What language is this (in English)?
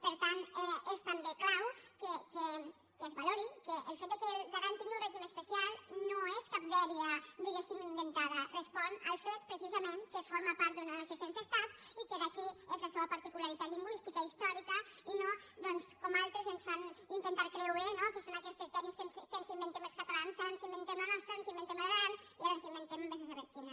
Catalan